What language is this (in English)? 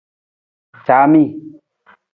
Nawdm